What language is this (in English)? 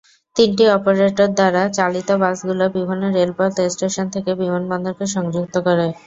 Bangla